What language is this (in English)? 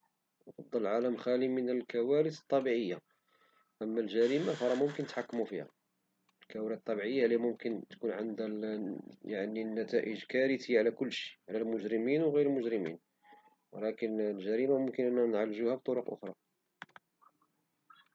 Moroccan Arabic